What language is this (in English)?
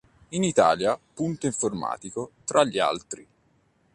Italian